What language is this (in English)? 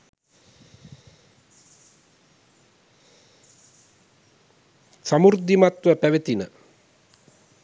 Sinhala